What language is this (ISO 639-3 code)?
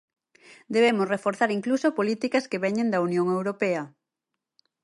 glg